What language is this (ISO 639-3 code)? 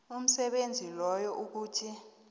nbl